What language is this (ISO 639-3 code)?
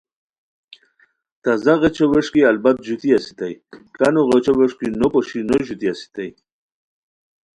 khw